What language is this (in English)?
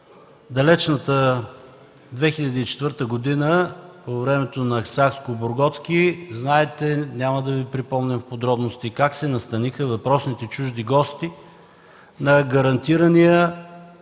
Bulgarian